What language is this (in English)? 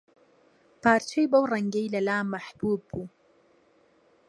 Central Kurdish